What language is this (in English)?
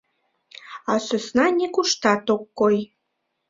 Mari